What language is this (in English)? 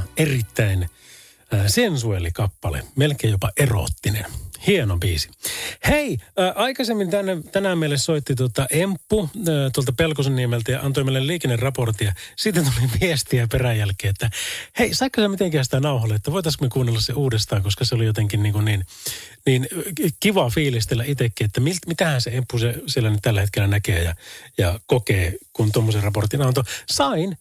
Finnish